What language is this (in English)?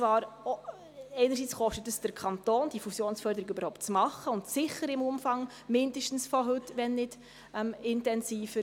Swiss German